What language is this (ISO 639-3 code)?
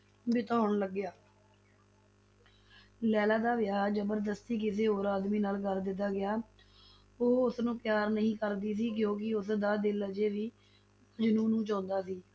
pan